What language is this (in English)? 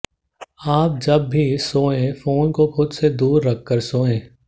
Hindi